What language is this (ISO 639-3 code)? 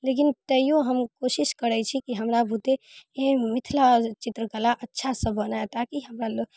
mai